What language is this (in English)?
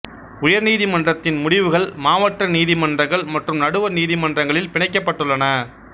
Tamil